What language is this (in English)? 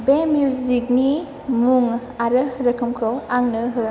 Bodo